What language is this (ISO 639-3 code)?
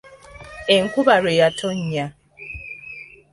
lug